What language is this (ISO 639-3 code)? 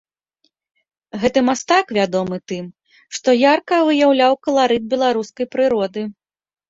bel